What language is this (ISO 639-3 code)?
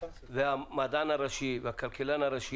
heb